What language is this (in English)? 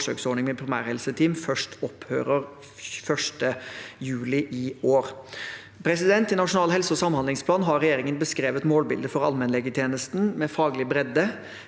Norwegian